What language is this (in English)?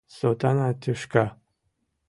Mari